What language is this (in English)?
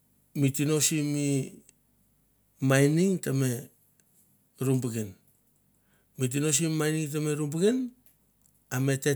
Mandara